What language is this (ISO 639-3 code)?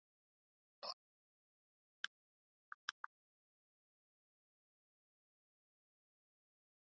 isl